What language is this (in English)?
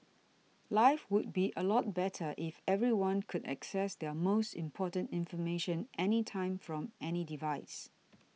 English